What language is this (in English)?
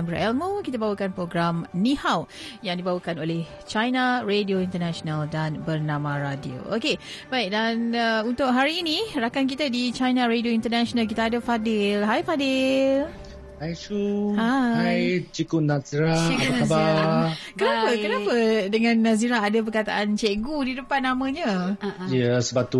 Malay